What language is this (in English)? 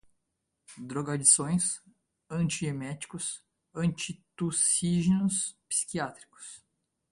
Portuguese